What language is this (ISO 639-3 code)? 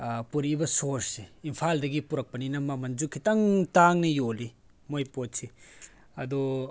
mni